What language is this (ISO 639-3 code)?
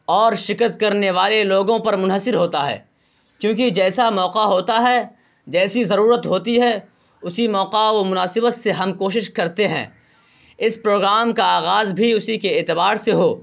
urd